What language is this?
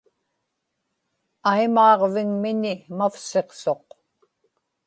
Inupiaq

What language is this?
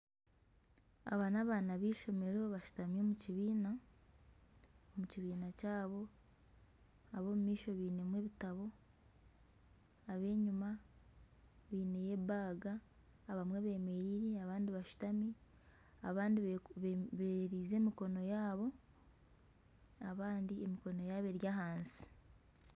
Nyankole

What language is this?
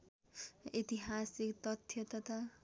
Nepali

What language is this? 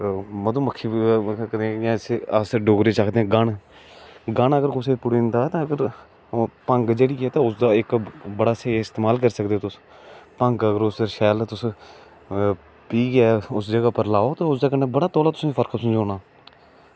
Dogri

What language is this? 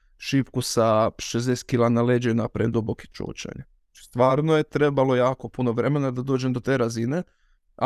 Croatian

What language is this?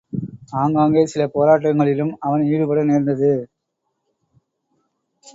Tamil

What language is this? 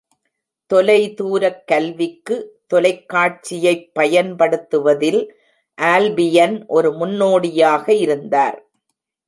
Tamil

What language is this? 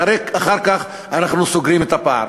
Hebrew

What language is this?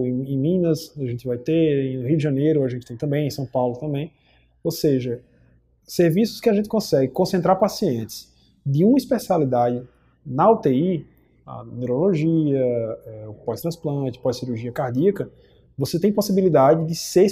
Portuguese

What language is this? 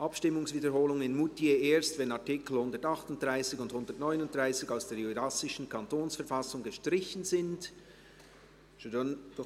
Swiss German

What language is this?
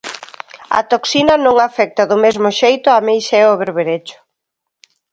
Galician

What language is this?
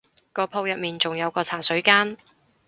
Cantonese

